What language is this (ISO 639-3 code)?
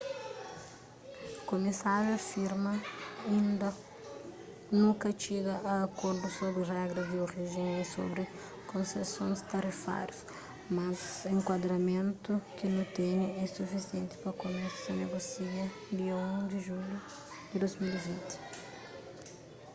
kea